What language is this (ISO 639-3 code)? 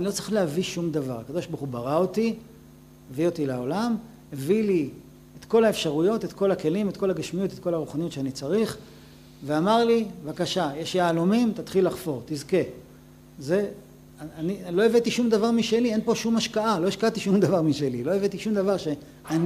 heb